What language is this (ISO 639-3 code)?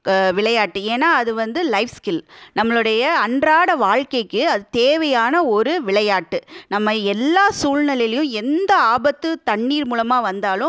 tam